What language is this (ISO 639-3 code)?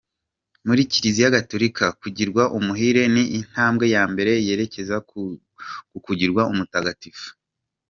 kin